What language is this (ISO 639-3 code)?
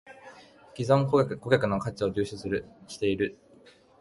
jpn